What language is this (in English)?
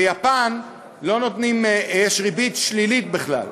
Hebrew